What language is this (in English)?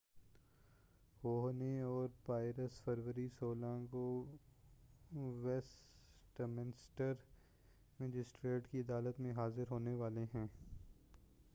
Urdu